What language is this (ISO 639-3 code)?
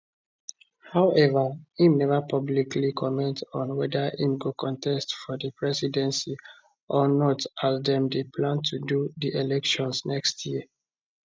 pcm